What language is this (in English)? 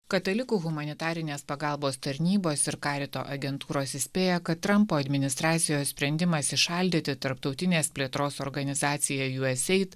Lithuanian